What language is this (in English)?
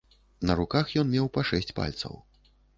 Belarusian